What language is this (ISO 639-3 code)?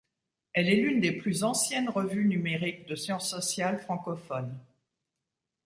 fra